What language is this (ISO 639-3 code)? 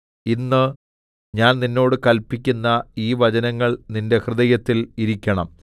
mal